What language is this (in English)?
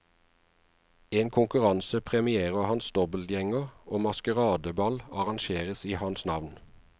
Norwegian